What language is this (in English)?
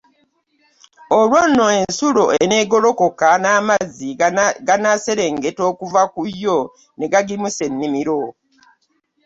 Ganda